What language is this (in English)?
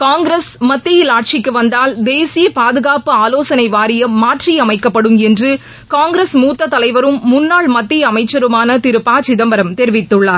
Tamil